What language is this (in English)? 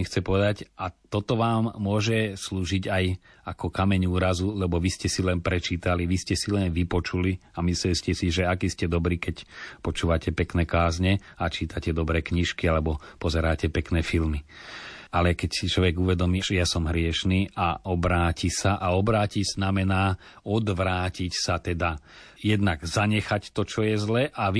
Slovak